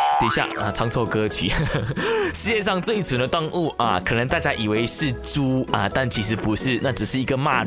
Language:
Chinese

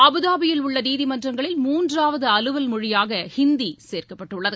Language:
Tamil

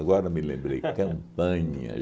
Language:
Portuguese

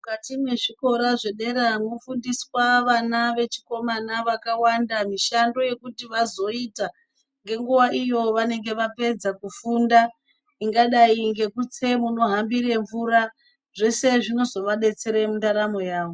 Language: Ndau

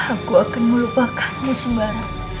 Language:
Indonesian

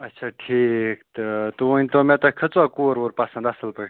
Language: Kashmiri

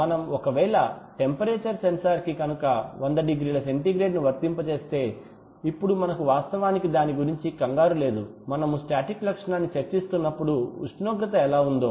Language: Telugu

